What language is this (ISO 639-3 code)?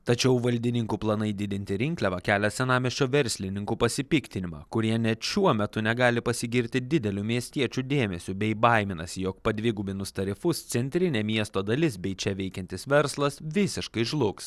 lit